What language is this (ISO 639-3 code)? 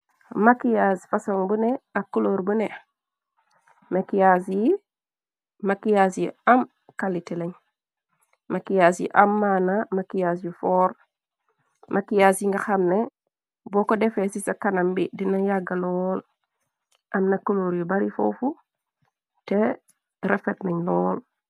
wol